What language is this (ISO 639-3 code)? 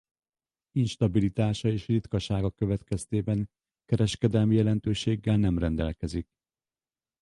hun